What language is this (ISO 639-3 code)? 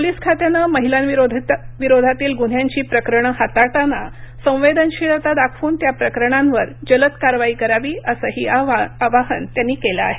mar